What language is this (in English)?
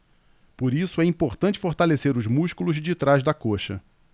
Portuguese